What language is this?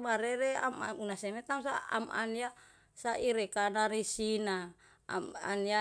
Yalahatan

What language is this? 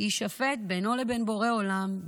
Hebrew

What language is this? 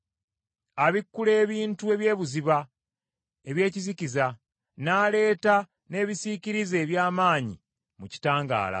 Ganda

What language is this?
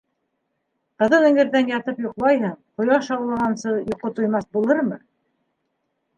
Bashkir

